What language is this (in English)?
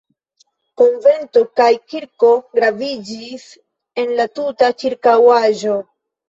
Esperanto